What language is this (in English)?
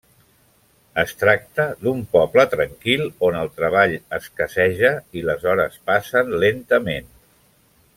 Catalan